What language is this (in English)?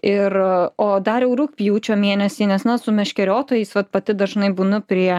Lithuanian